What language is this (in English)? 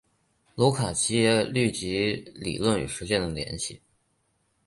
Chinese